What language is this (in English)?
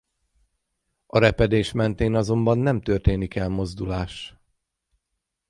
Hungarian